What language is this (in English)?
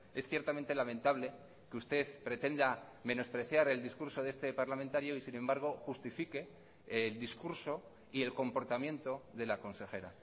Spanish